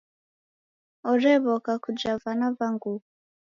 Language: Taita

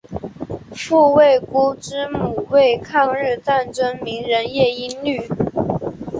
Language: Chinese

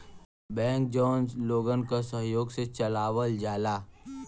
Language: Bhojpuri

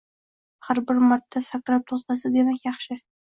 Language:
Uzbek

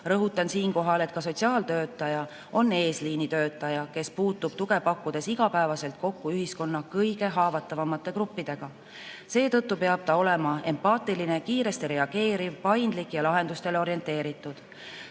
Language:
Estonian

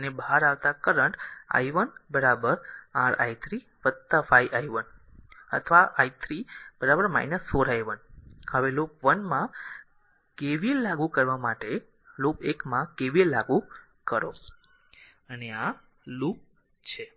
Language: Gujarati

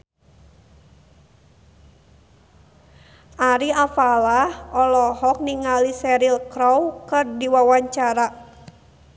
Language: Sundanese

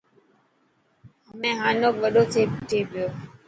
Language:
Dhatki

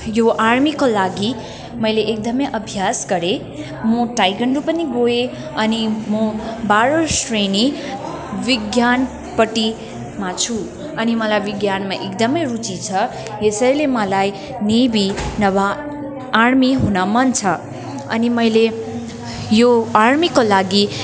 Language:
Nepali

